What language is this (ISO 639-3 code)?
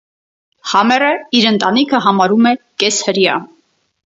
hye